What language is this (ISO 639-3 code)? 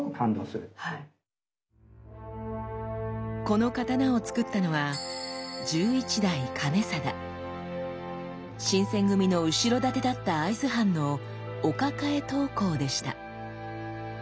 jpn